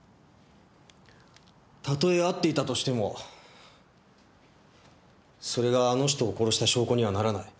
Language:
Japanese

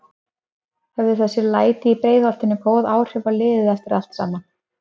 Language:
Icelandic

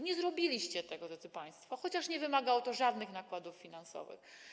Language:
Polish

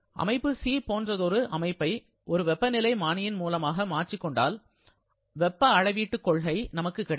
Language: Tamil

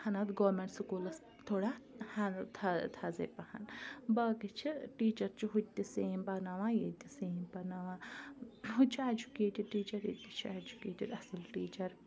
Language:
Kashmiri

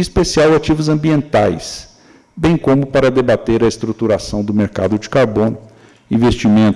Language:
Portuguese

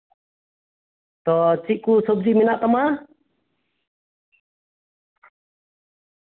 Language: Santali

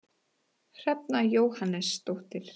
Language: Icelandic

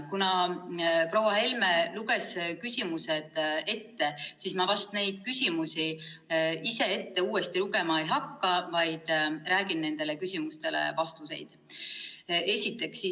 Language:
Estonian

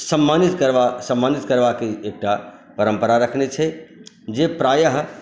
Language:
Maithili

